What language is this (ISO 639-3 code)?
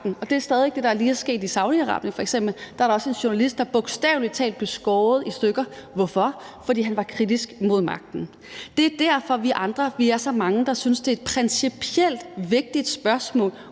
dan